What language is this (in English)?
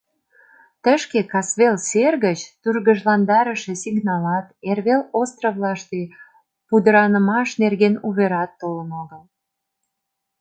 Mari